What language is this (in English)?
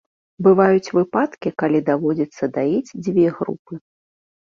Belarusian